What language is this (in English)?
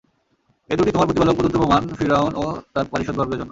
Bangla